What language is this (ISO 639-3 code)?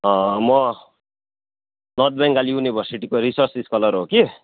nep